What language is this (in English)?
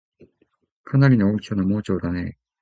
Japanese